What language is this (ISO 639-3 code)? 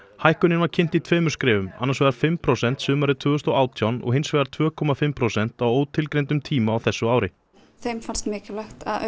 isl